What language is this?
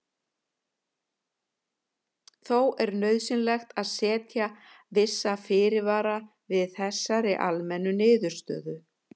Icelandic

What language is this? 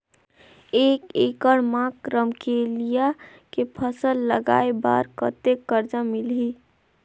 Chhattisgarhi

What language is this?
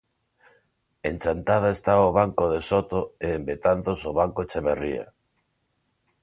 Galician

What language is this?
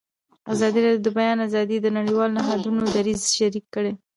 Pashto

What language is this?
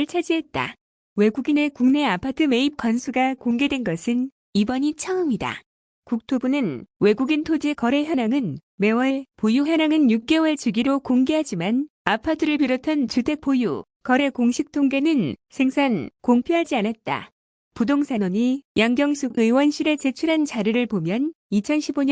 Korean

